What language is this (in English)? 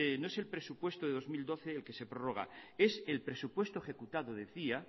Spanish